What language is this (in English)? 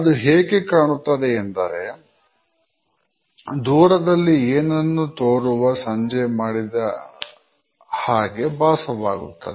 Kannada